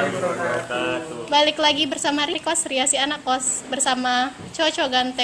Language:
Indonesian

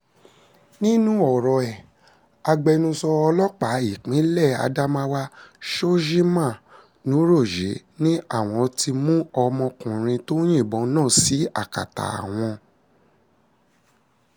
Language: Yoruba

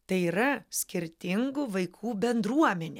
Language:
Lithuanian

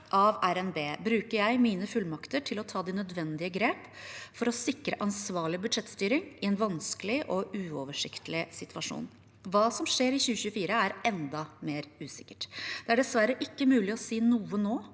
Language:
Norwegian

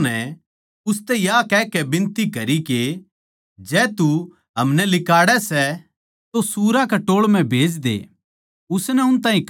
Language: Haryanvi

